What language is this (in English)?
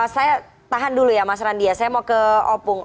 Indonesian